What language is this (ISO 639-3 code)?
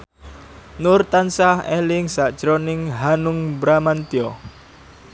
jav